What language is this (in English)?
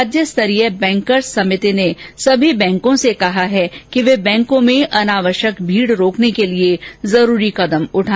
Hindi